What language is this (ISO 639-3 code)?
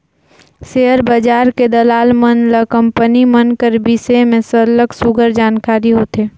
hne